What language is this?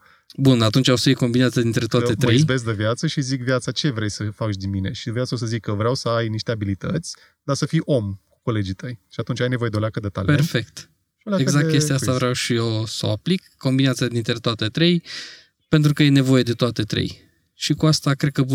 Romanian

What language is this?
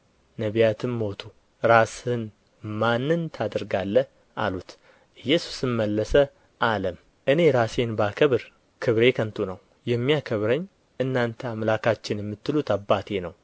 Amharic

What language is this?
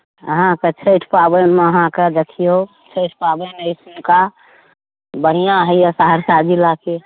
Maithili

